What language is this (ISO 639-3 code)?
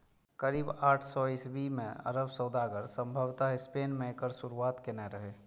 mai